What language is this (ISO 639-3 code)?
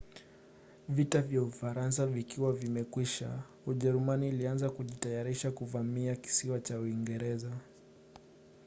swa